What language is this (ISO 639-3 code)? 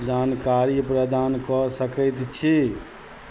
mai